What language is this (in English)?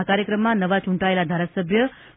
Gujarati